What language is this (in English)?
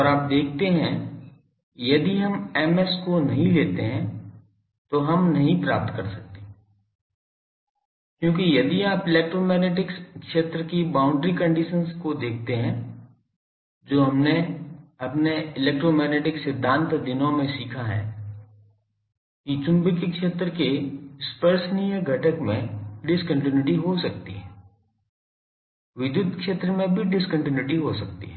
Hindi